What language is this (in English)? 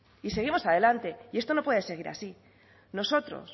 Spanish